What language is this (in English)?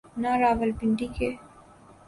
Urdu